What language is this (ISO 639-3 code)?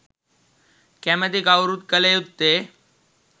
sin